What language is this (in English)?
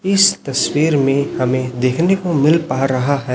Hindi